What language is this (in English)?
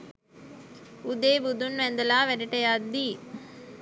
Sinhala